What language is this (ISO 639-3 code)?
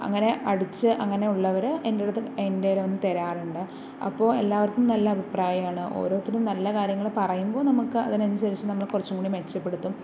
mal